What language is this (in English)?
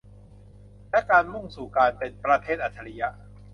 Thai